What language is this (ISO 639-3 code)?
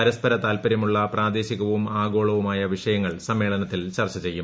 mal